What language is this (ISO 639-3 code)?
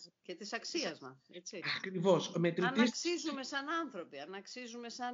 ell